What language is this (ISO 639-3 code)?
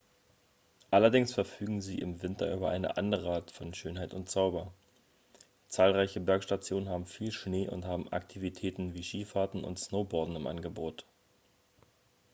deu